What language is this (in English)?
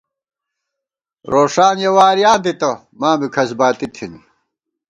Gawar-Bati